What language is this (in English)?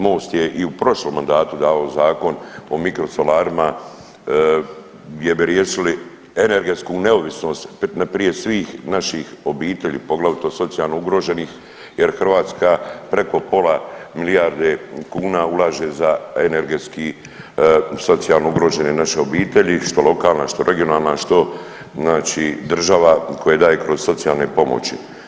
Croatian